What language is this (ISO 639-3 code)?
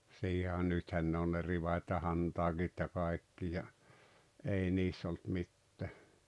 fin